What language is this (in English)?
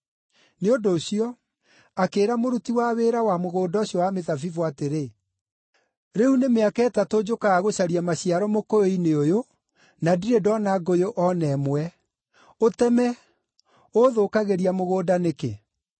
Kikuyu